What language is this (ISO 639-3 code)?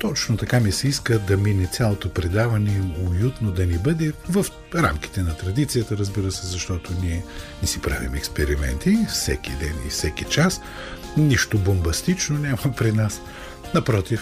bul